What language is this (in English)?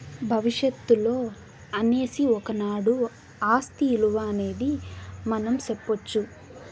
Telugu